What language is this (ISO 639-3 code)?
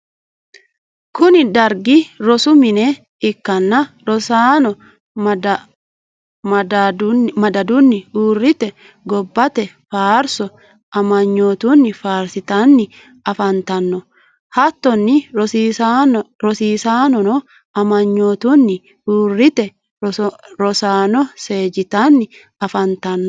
sid